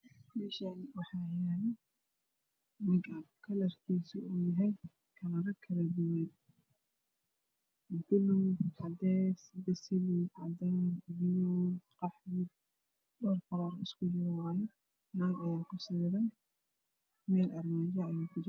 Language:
Somali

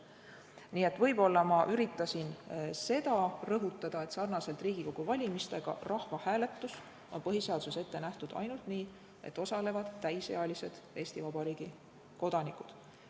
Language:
Estonian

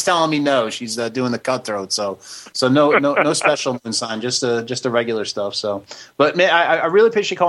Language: English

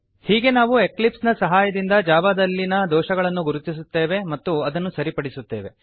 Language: Kannada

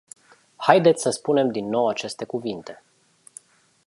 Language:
Romanian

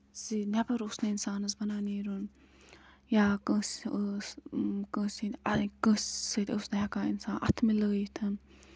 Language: Kashmiri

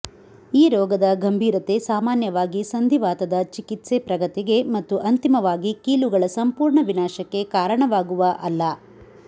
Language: Kannada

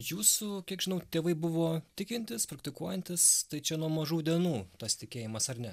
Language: Lithuanian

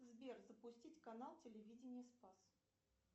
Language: Russian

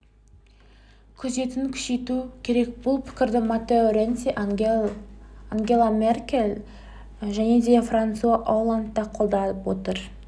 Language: Kazakh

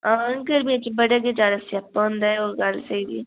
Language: Dogri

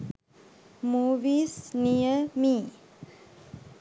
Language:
Sinhala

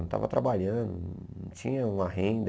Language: Portuguese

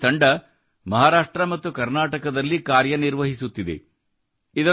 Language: Kannada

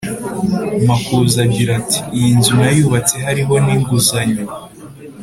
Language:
Kinyarwanda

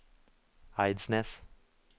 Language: Norwegian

